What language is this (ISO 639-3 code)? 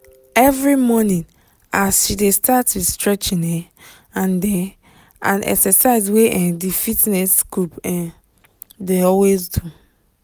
pcm